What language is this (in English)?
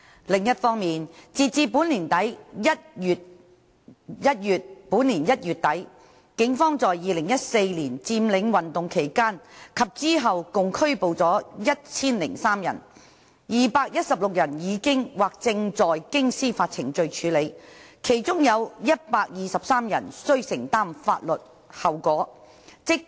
Cantonese